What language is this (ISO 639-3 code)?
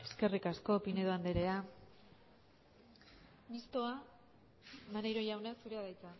eus